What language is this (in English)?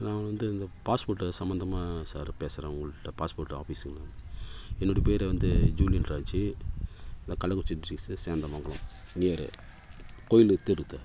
Tamil